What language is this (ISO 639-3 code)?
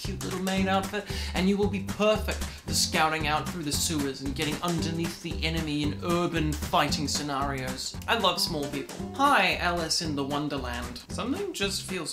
eng